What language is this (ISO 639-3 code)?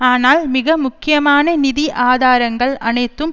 tam